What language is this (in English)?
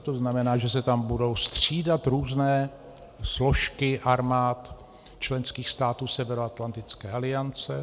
Czech